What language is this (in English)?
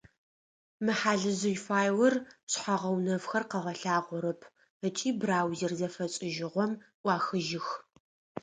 Adyghe